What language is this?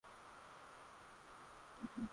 Swahili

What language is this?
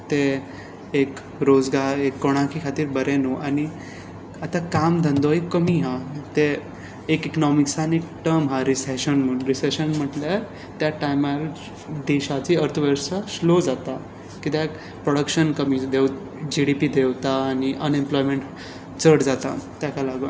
Konkani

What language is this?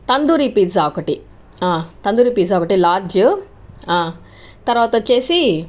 Telugu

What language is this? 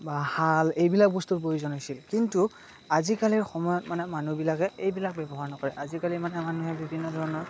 Assamese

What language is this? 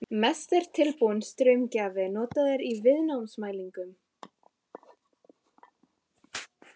Icelandic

